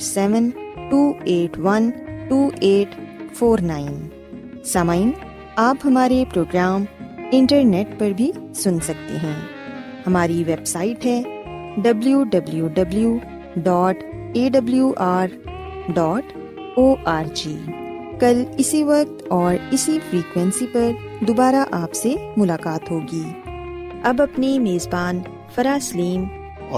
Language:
Urdu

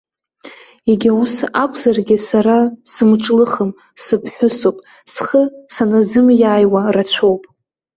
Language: Abkhazian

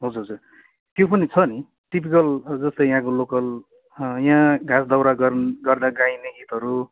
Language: Nepali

